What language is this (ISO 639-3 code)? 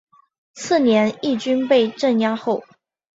zho